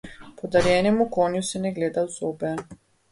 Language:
Slovenian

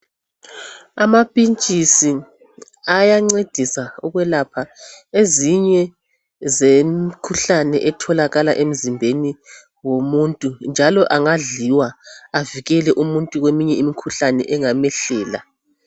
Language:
North Ndebele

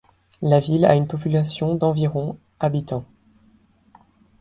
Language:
French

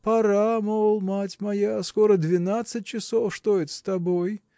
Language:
Russian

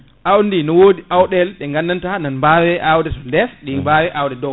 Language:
Fula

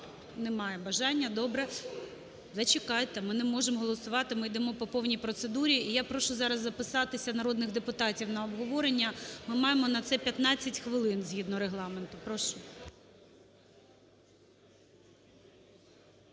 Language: Ukrainian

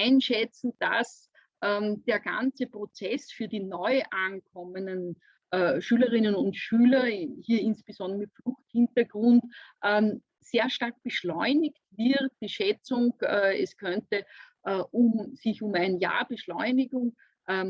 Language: German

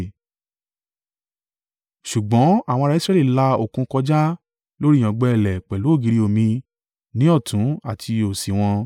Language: Yoruba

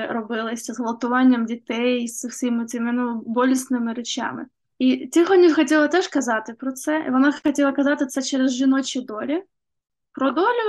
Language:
Ukrainian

